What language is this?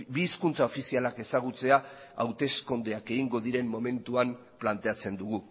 Basque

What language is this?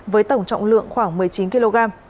Vietnamese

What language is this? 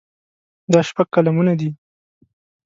Pashto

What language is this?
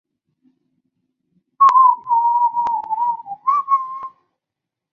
Chinese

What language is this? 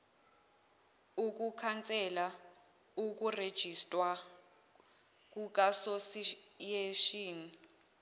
Zulu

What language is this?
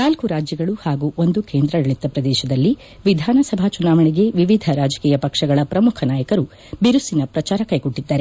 Kannada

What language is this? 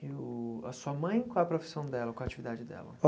Portuguese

